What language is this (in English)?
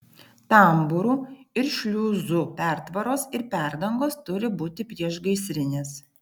Lithuanian